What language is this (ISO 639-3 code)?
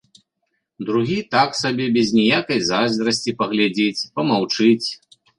bel